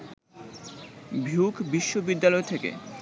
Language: Bangla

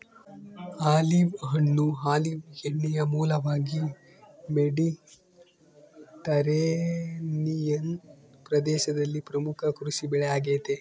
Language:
Kannada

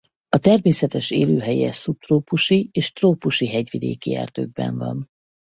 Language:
Hungarian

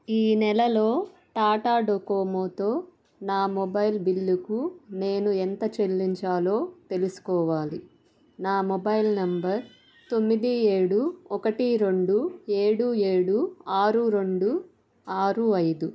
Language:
Telugu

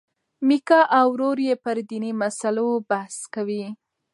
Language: Pashto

